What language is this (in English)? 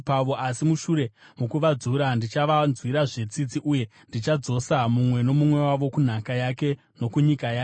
Shona